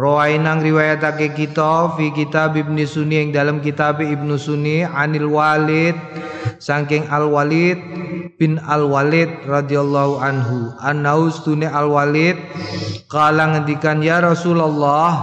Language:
Indonesian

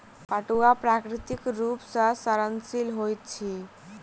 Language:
Maithili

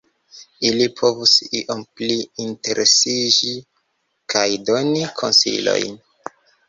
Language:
Esperanto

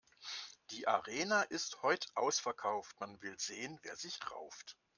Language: German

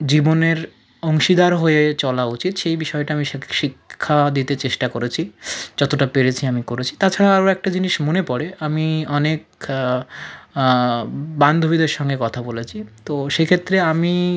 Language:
Bangla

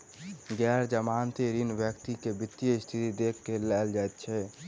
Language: Maithili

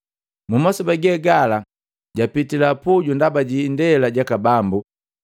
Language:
Matengo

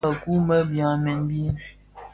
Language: Bafia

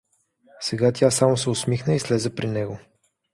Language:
Bulgarian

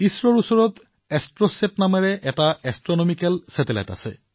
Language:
Assamese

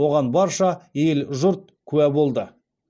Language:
Kazakh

